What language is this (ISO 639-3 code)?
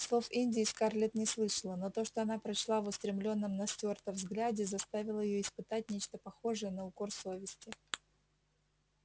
rus